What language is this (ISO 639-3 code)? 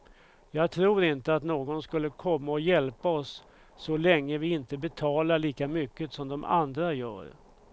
swe